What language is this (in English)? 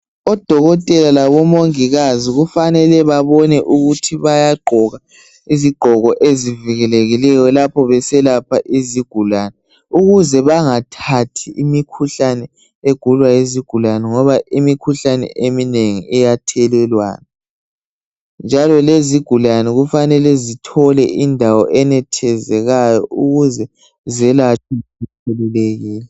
North Ndebele